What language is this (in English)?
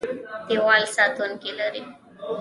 Pashto